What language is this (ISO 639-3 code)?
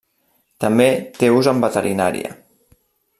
cat